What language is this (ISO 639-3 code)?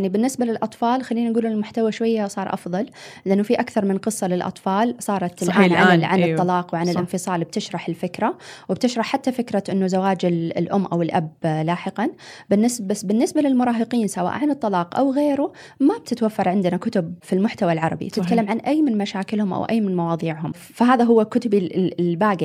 ara